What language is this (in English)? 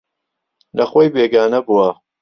Central Kurdish